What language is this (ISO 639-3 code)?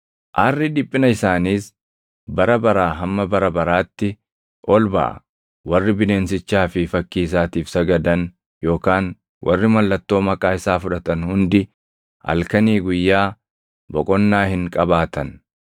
orm